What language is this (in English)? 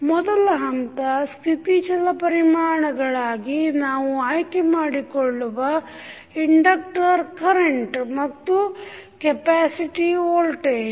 Kannada